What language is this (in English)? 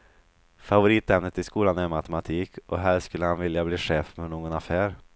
Swedish